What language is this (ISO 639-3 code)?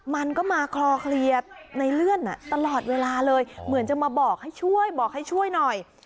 tha